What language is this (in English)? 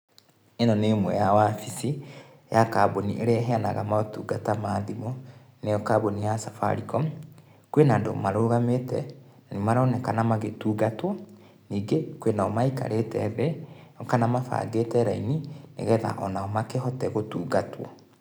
Kikuyu